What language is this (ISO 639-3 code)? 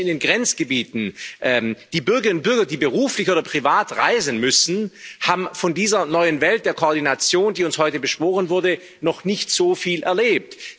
deu